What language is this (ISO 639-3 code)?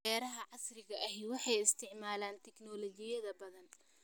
som